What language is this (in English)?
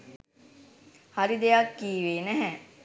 Sinhala